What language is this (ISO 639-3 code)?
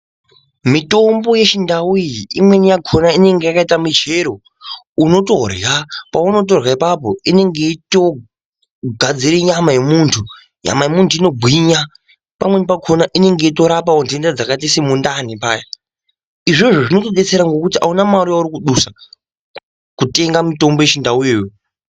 ndc